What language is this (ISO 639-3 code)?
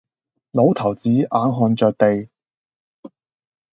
yue